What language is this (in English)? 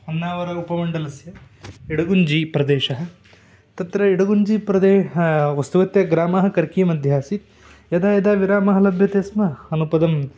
Sanskrit